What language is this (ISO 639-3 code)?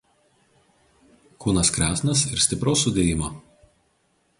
lit